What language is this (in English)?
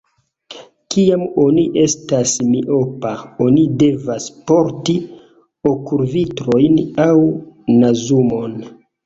Esperanto